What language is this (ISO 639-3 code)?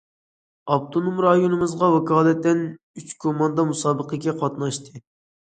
uig